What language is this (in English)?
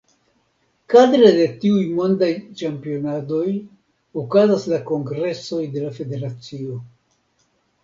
Esperanto